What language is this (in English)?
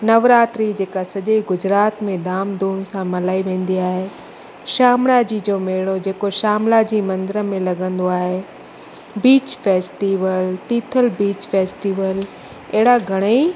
Sindhi